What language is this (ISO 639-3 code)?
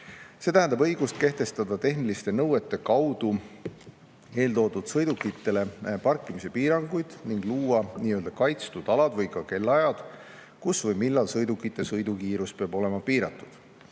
est